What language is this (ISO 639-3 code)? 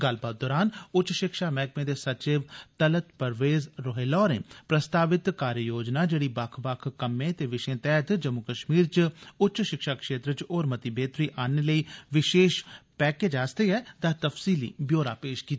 doi